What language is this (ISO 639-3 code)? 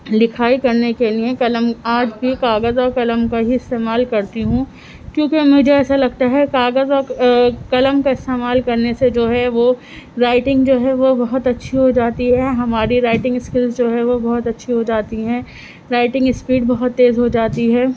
urd